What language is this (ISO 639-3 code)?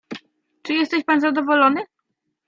pol